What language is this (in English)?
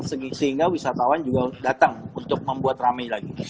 Indonesian